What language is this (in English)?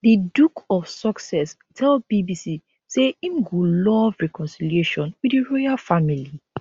Nigerian Pidgin